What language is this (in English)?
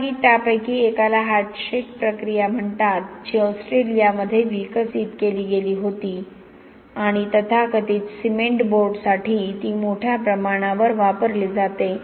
Marathi